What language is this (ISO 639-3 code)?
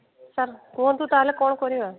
ori